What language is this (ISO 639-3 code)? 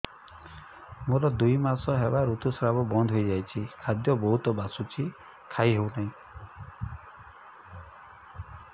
ori